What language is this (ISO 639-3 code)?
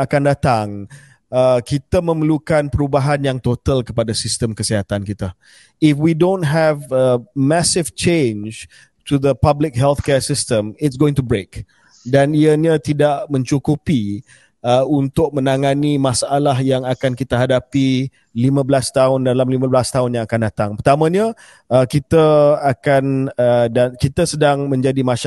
msa